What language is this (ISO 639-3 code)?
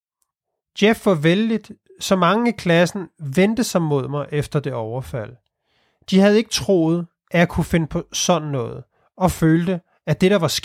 dan